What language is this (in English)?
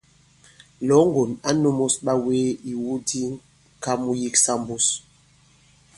Bankon